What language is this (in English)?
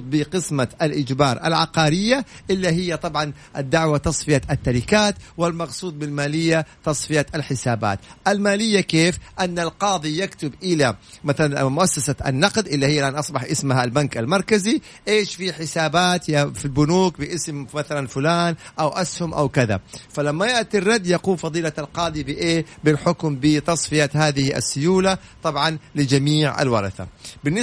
Arabic